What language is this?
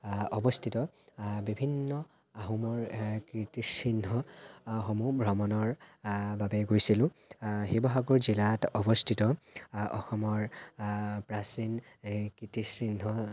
Assamese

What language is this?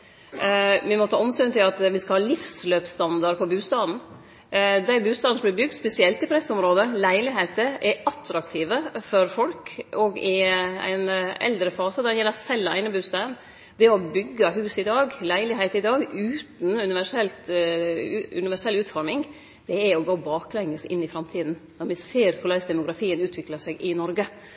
Norwegian Nynorsk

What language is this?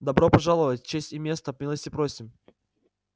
Russian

